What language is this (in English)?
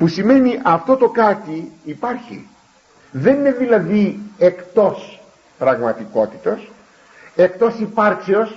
Greek